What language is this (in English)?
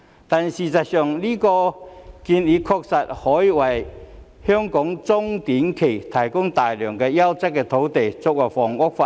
Cantonese